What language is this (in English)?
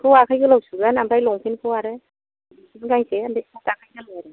Bodo